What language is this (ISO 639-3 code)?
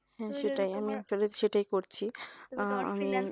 ben